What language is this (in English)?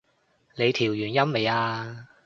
Cantonese